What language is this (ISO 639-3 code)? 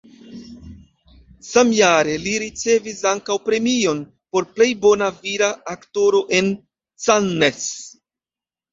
epo